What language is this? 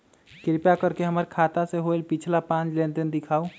Magahi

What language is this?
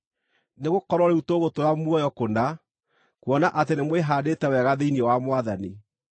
Kikuyu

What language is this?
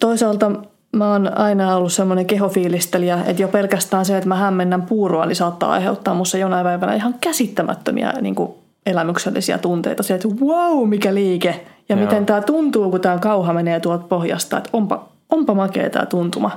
Finnish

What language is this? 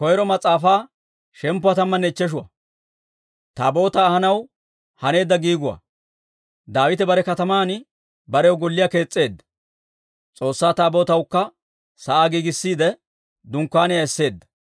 Dawro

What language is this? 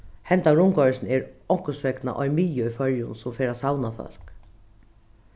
Faroese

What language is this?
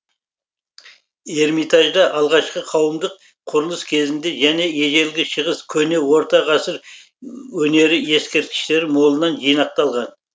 Kazakh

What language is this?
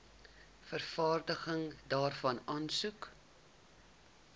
Afrikaans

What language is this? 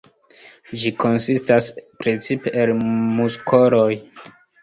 Esperanto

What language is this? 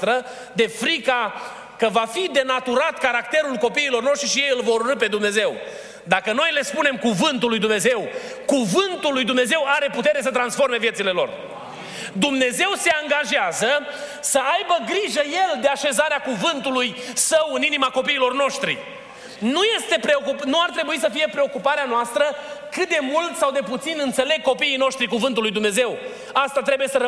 Romanian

